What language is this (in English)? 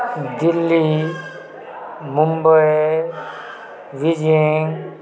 Maithili